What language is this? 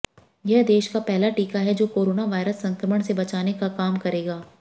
Hindi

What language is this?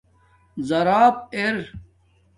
Domaaki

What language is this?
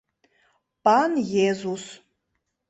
Mari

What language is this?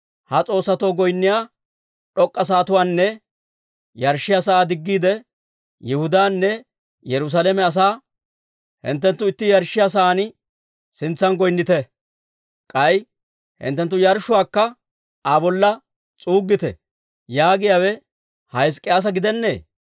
Dawro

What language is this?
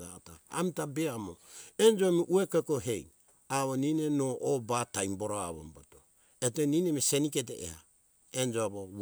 Hunjara-Kaina Ke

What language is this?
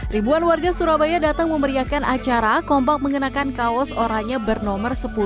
Indonesian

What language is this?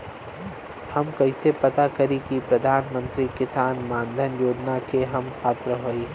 Bhojpuri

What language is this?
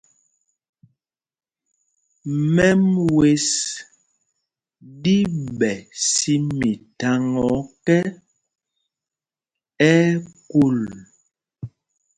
Mpumpong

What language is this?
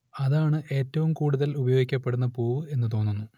Malayalam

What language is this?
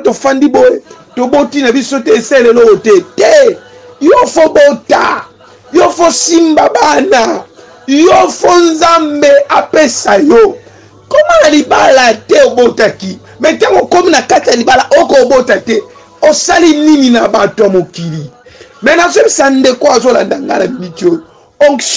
French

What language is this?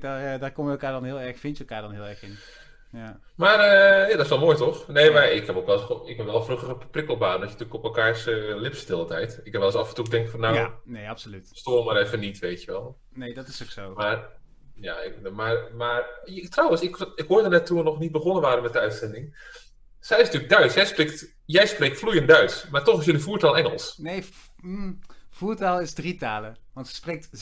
Dutch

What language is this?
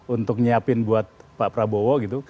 Indonesian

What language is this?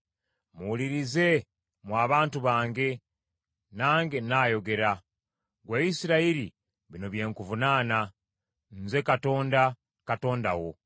Ganda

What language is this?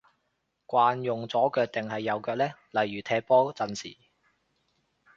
Cantonese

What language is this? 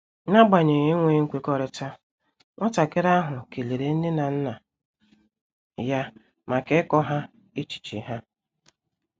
Igbo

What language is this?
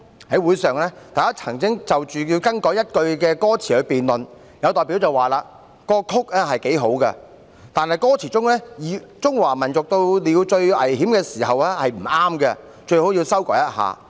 Cantonese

